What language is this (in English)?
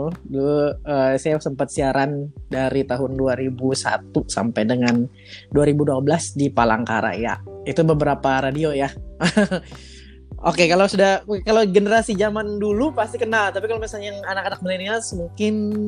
Indonesian